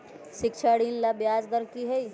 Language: Magahi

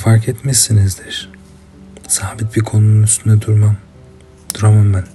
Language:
Turkish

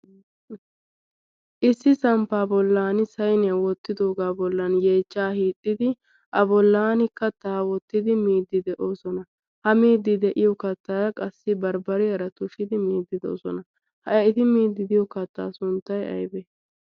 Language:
Wolaytta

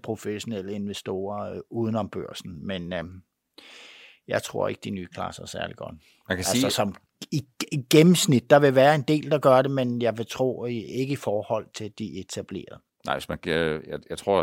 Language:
Danish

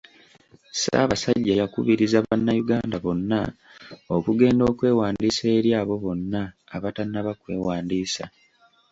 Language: Ganda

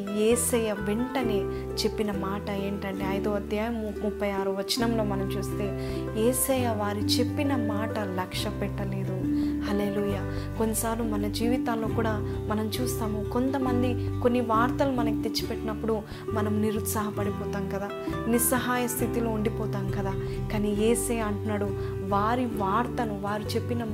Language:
Telugu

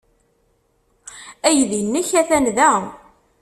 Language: Kabyle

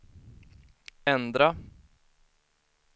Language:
Swedish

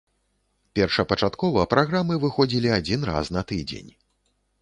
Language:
Belarusian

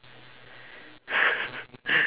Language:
English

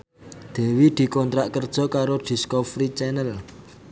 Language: Javanese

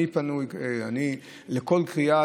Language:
Hebrew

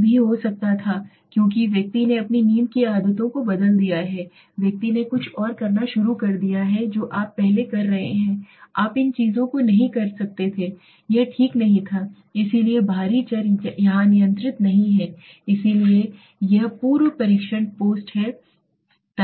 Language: Hindi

